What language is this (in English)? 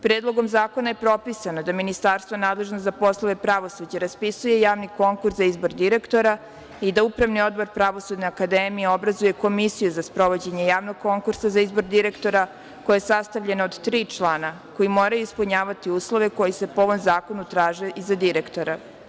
Serbian